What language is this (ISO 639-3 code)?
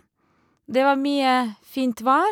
nor